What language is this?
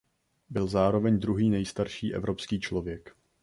Czech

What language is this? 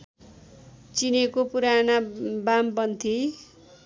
Nepali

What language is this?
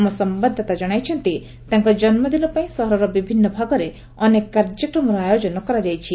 Odia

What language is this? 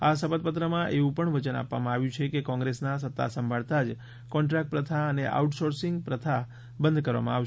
Gujarati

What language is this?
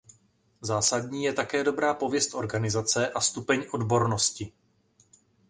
Czech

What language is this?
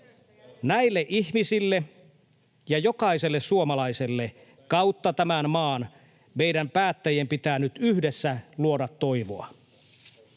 Finnish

